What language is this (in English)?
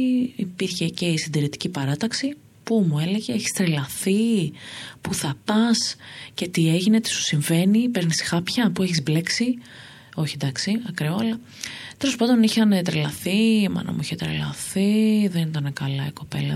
Greek